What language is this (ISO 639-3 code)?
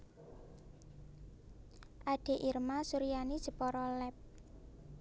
jav